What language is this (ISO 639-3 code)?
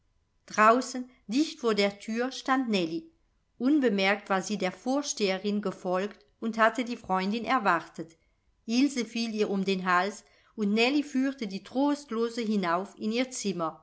deu